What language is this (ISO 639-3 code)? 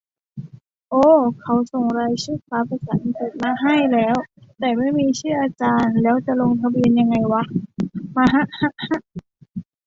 tha